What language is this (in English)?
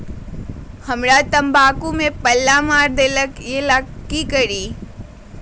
Magahi